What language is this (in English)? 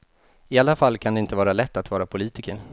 Swedish